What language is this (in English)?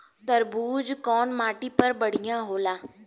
Bhojpuri